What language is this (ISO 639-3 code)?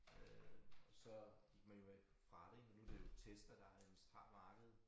dan